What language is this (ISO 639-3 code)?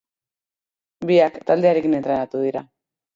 eus